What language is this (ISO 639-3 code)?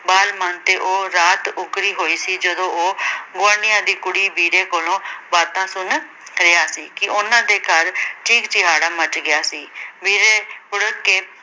pan